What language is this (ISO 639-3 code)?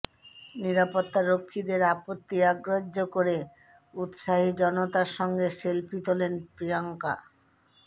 ben